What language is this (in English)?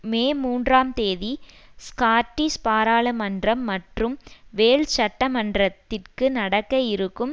Tamil